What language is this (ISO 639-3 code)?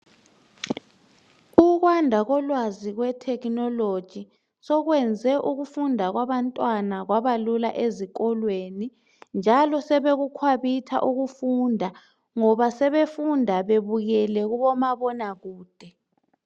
nde